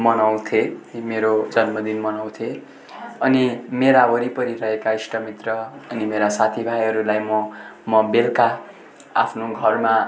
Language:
Nepali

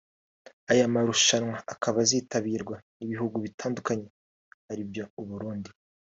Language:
Kinyarwanda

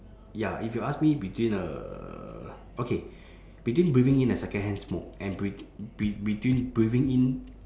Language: English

